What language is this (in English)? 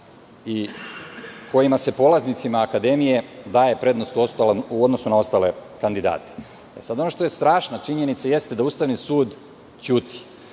Serbian